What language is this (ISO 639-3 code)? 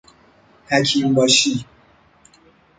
fas